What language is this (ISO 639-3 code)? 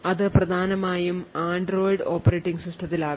mal